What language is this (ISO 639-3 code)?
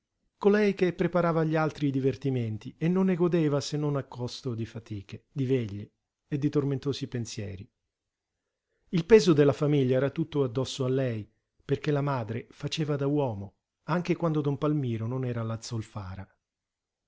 ita